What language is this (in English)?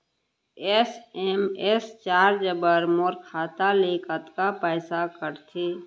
Chhattisgarhi